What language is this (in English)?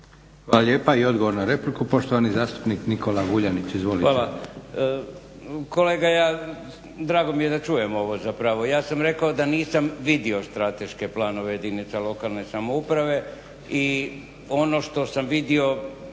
Croatian